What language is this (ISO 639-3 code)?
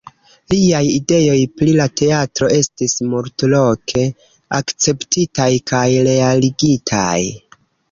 epo